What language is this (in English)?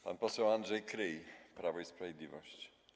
Polish